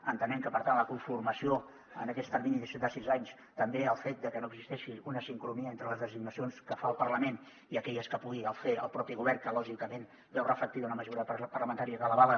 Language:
Catalan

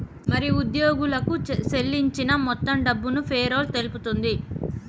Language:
Telugu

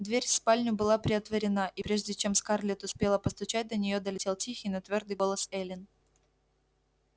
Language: Russian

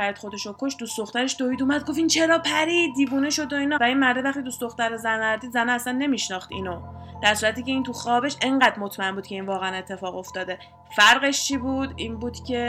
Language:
Persian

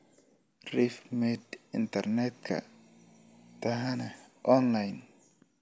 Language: Somali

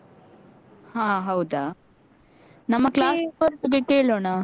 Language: Kannada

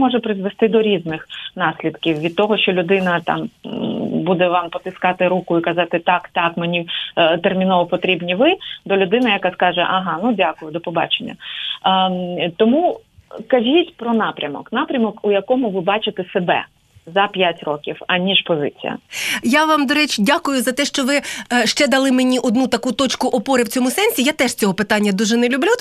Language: Ukrainian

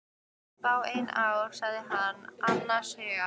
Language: Icelandic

